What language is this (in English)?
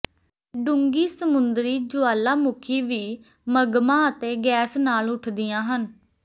Punjabi